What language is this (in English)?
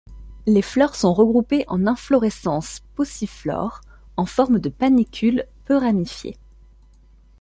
French